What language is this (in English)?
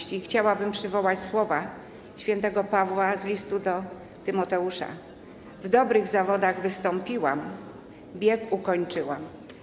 Polish